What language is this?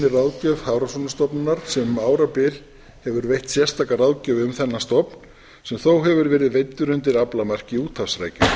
Icelandic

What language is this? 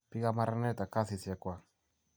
Kalenjin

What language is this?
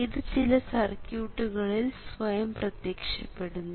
Malayalam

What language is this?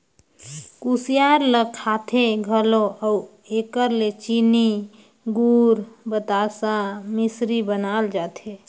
Chhattisgarhi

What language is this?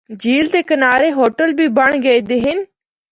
Northern Hindko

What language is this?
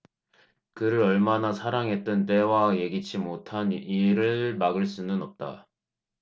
Korean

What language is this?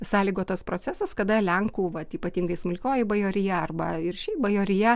Lithuanian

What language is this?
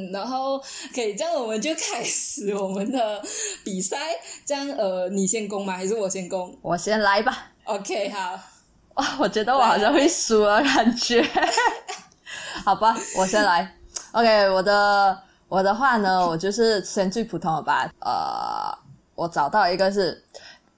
Chinese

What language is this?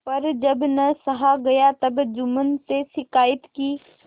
Hindi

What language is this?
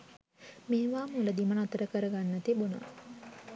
Sinhala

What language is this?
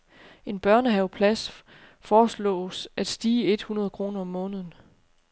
Danish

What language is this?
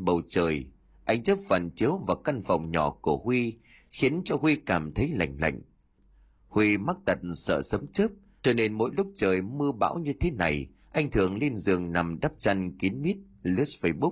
Vietnamese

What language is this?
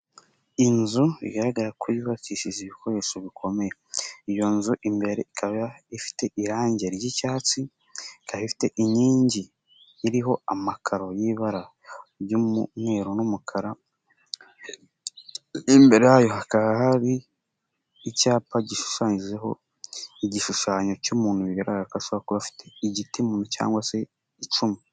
Kinyarwanda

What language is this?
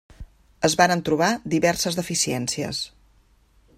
Catalan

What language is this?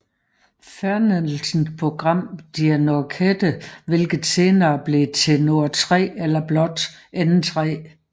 Danish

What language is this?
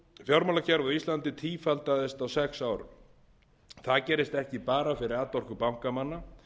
Icelandic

